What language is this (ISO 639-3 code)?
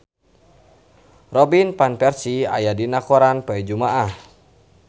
sun